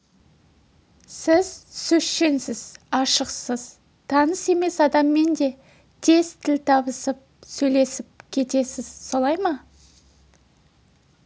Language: Kazakh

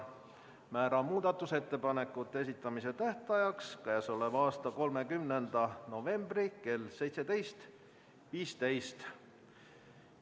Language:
Estonian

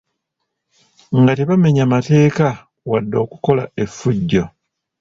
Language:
Ganda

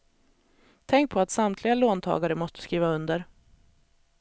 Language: Swedish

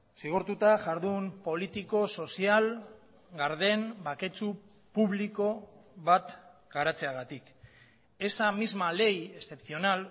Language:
Basque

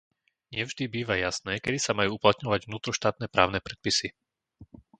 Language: Slovak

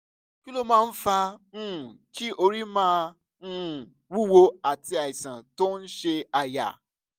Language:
Yoruba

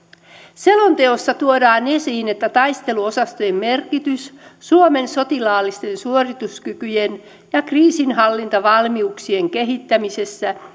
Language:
Finnish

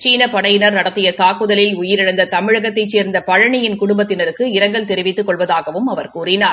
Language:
Tamil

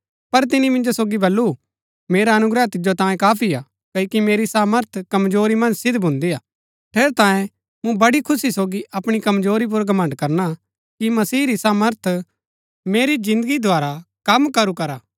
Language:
Gaddi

